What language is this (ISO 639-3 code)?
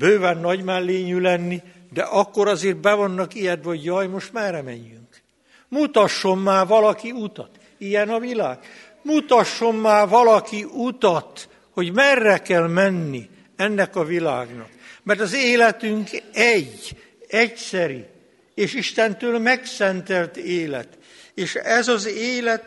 hun